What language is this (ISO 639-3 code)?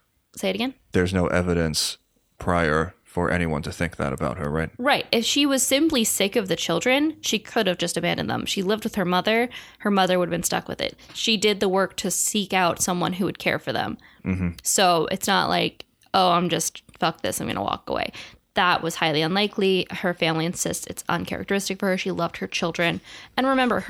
eng